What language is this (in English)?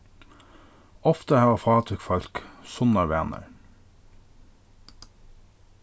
Faroese